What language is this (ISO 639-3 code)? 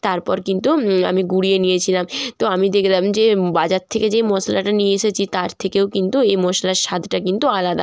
ben